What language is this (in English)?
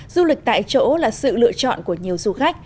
Vietnamese